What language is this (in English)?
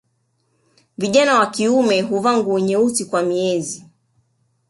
Swahili